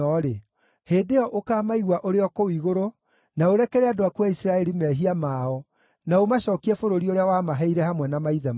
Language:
Kikuyu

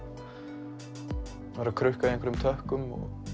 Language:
Icelandic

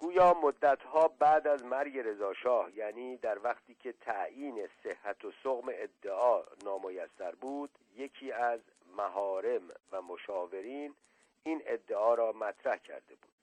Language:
Persian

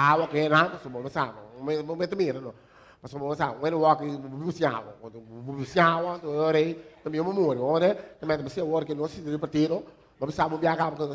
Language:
Portuguese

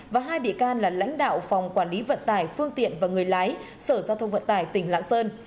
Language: Vietnamese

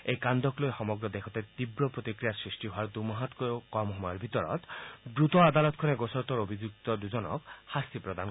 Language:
Assamese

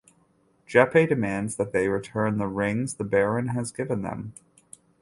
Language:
English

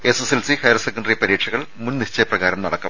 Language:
Malayalam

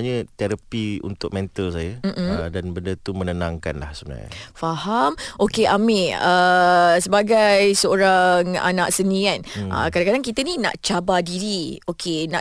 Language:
Malay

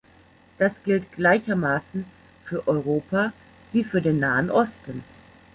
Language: German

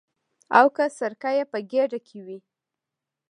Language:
Pashto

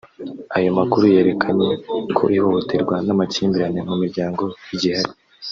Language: Kinyarwanda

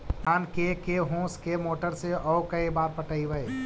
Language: Magahi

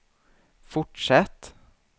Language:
Swedish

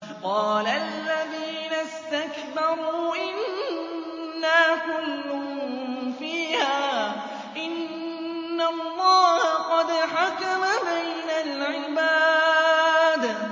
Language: Arabic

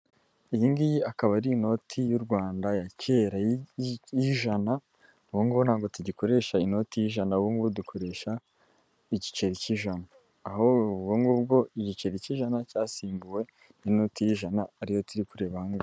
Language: Kinyarwanda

